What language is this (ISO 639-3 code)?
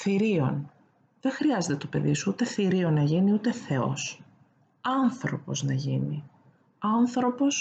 ell